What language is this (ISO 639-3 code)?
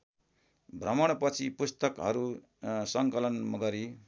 nep